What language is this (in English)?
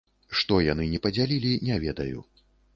Belarusian